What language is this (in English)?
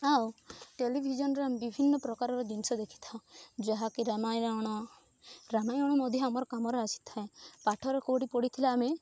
Odia